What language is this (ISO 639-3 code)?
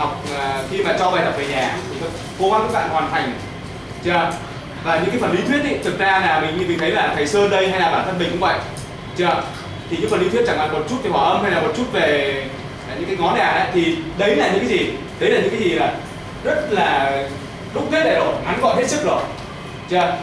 vie